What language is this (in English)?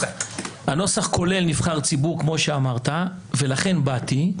Hebrew